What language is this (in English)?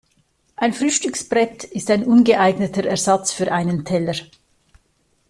German